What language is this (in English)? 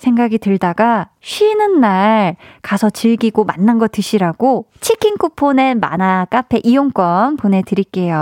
Korean